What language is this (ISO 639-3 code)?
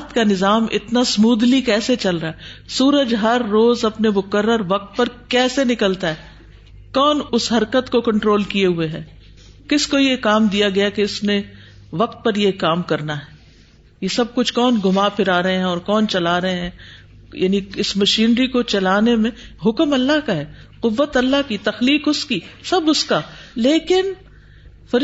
urd